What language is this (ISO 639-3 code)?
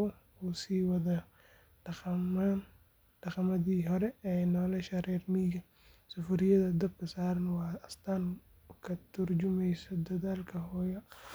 som